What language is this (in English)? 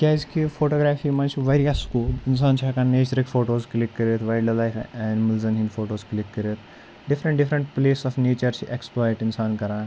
Kashmiri